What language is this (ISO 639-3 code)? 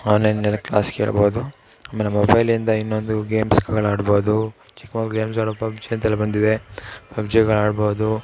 kan